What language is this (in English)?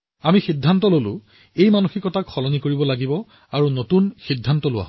Assamese